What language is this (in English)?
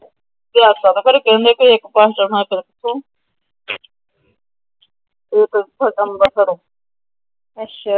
Punjabi